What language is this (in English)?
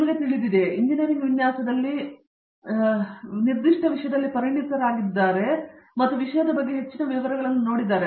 Kannada